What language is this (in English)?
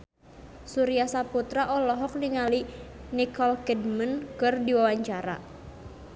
Sundanese